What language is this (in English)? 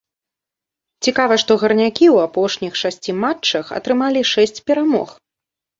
Belarusian